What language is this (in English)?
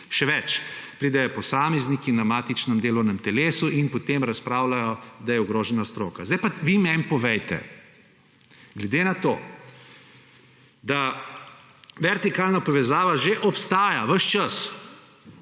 Slovenian